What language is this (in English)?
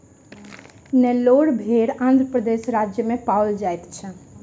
Maithili